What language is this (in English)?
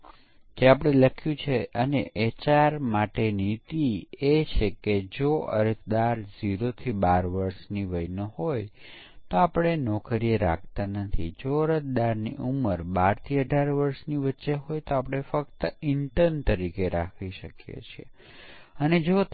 Gujarati